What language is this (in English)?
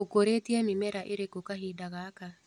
Kikuyu